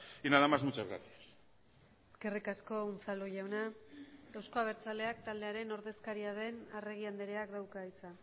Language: Basque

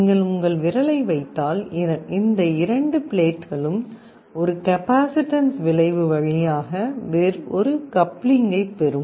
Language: Tamil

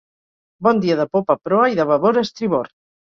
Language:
Catalan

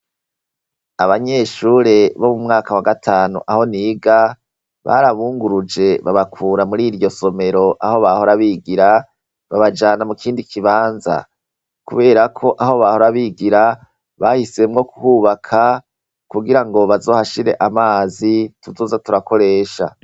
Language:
Rundi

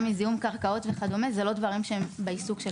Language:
Hebrew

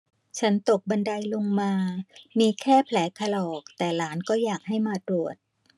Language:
Thai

